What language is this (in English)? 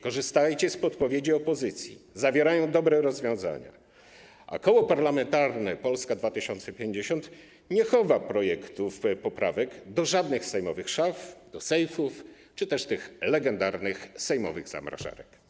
Polish